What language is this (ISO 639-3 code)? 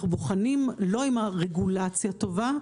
heb